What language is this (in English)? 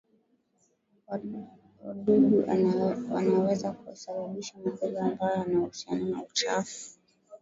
Swahili